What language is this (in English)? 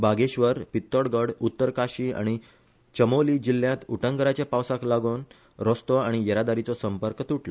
Konkani